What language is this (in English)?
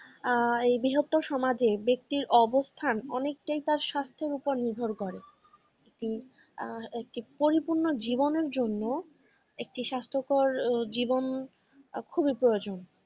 Bangla